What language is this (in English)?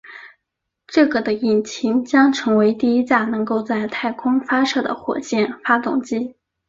Chinese